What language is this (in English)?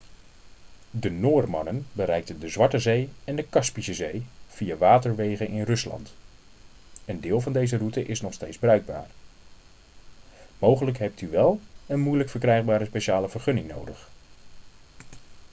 Dutch